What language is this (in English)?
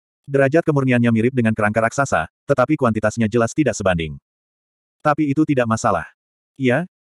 Indonesian